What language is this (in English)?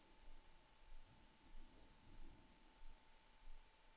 Swedish